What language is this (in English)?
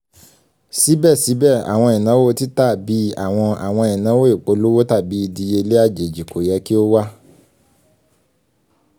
Yoruba